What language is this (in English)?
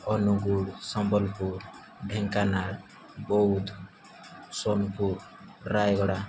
Odia